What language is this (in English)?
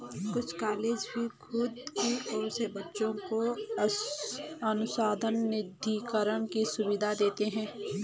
Hindi